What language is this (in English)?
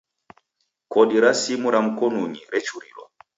Taita